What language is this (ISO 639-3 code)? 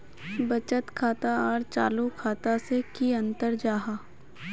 mag